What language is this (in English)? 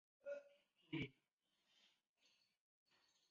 Chinese